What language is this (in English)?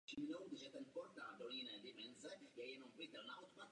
Czech